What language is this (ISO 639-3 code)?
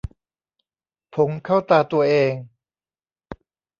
tha